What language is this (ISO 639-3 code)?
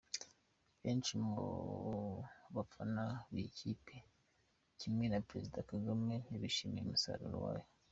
kin